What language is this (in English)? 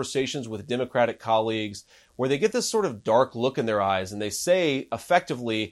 English